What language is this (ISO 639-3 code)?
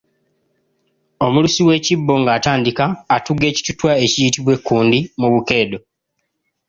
lug